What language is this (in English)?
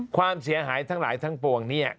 Thai